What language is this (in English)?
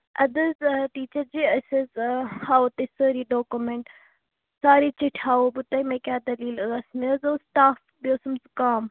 Kashmiri